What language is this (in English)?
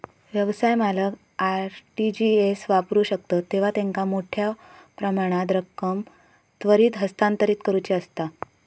Marathi